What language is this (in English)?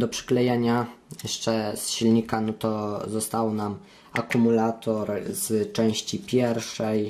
Polish